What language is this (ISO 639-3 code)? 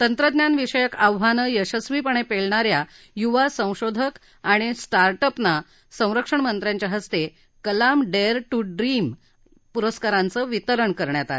mar